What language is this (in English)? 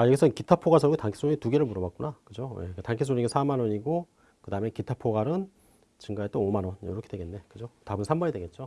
Korean